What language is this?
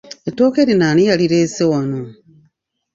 Ganda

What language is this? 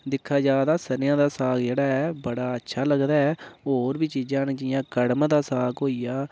Dogri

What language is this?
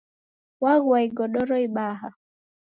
Taita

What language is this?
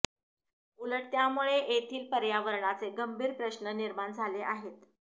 Marathi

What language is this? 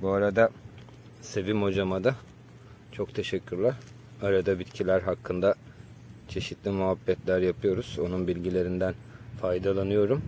Turkish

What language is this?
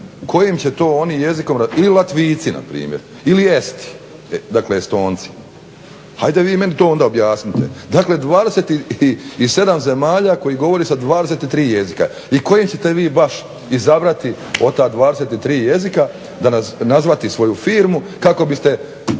Croatian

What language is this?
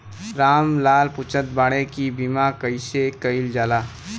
Bhojpuri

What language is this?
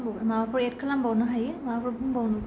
Bodo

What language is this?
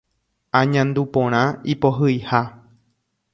Guarani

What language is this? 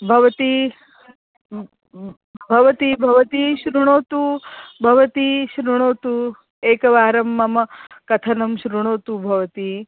Sanskrit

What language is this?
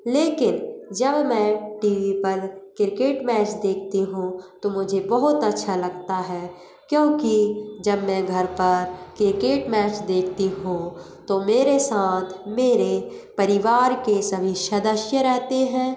Hindi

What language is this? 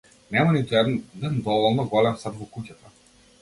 Macedonian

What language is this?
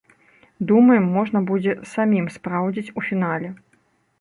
Belarusian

